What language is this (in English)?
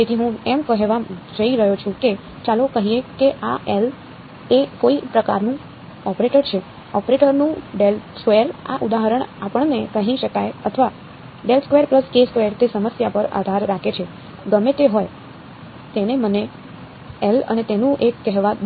Gujarati